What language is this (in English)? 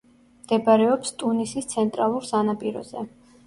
Georgian